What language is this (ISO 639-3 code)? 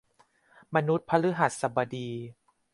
tha